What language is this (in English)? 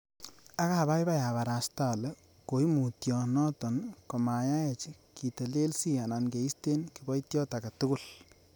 Kalenjin